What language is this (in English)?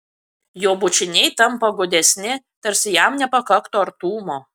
Lithuanian